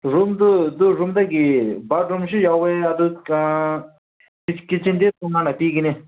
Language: Manipuri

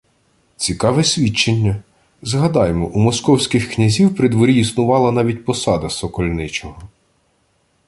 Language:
Ukrainian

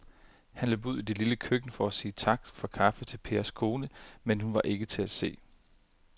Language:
Danish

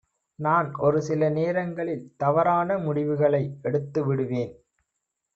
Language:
Tamil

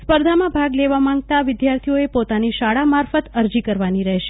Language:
Gujarati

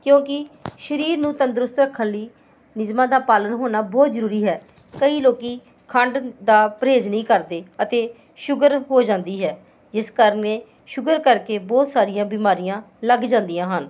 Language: Punjabi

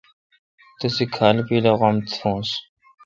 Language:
Kalkoti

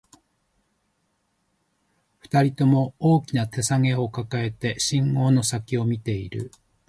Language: Japanese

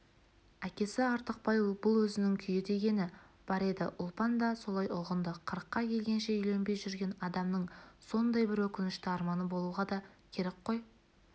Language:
Kazakh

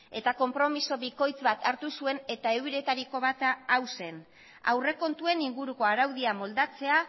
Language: Basque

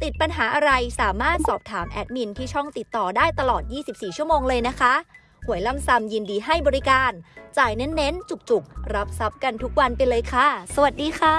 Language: Thai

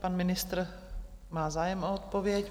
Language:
Czech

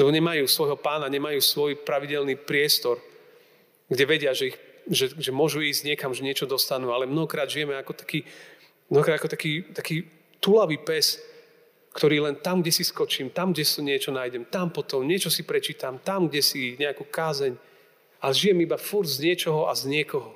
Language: Slovak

